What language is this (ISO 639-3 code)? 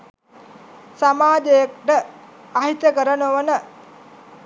sin